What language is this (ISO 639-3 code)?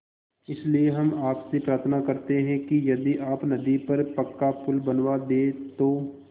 hin